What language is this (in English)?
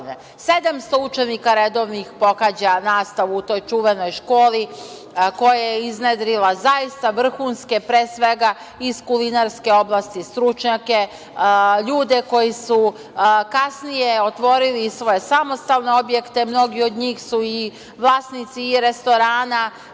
Serbian